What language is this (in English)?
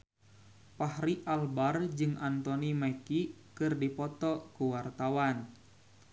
Sundanese